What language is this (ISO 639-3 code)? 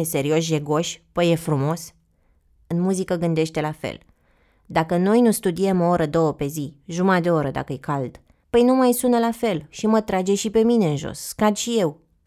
ron